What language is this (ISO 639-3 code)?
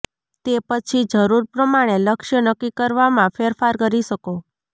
guj